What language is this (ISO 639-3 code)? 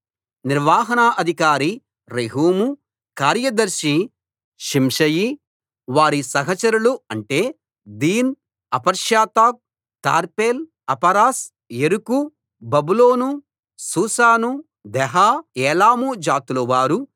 tel